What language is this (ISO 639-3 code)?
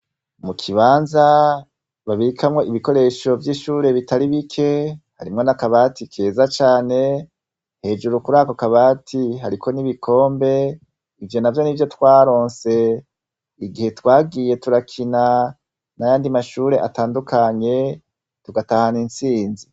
run